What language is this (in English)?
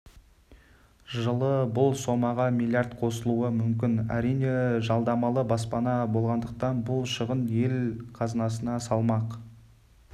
Kazakh